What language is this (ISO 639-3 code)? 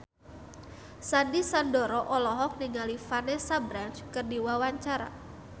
sun